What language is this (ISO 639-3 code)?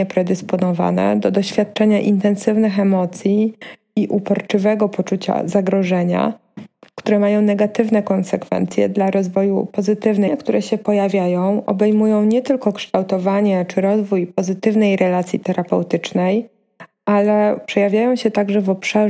pol